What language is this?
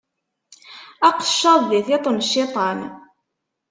Kabyle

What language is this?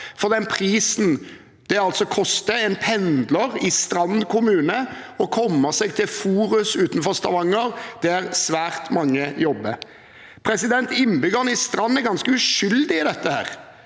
Norwegian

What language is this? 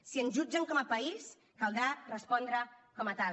Catalan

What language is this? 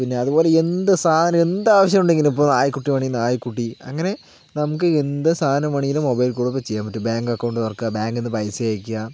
Malayalam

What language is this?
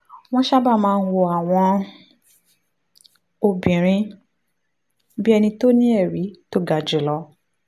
Yoruba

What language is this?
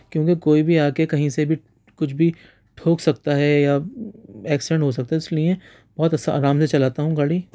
Urdu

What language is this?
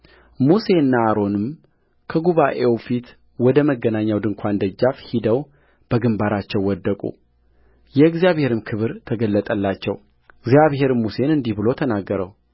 Amharic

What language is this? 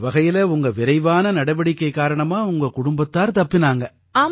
Tamil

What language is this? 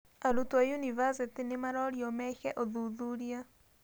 Kikuyu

